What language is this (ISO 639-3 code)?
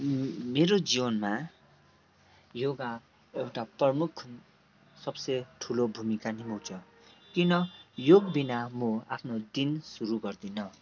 nep